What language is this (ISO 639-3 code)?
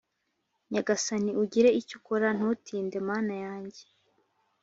kin